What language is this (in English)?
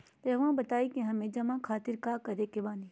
Magahi